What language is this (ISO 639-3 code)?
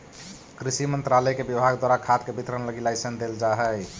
mag